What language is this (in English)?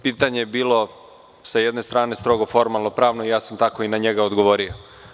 Serbian